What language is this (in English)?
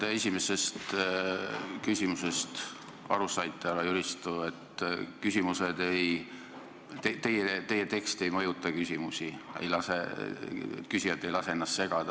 Estonian